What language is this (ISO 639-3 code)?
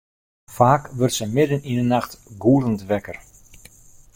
fry